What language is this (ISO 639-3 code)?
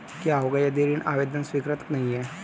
hin